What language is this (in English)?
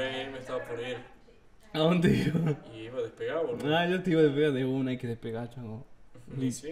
Spanish